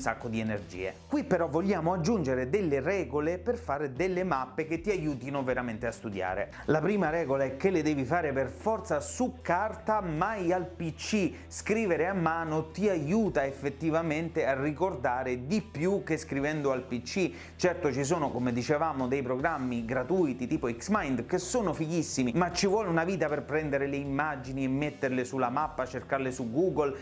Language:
Italian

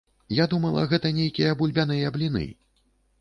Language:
Belarusian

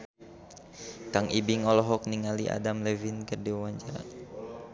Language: Sundanese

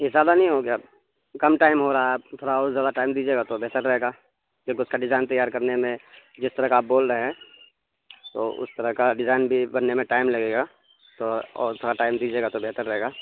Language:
Urdu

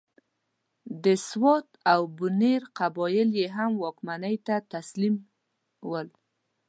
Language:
Pashto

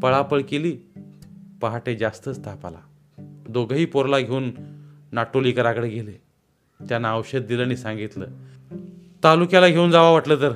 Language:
Marathi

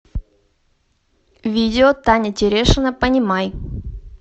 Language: Russian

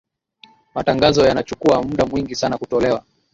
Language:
Swahili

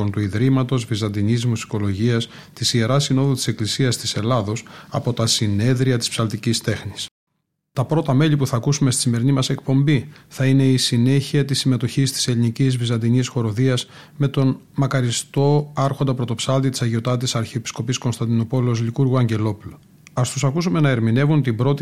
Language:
Greek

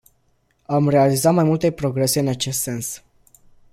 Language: Romanian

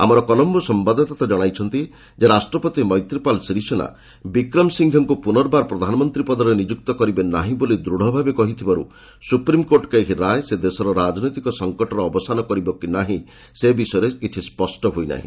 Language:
Odia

